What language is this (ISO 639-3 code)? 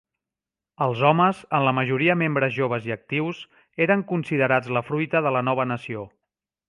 cat